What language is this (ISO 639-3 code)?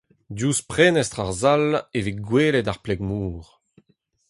bre